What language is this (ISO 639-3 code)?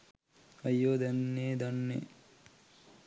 sin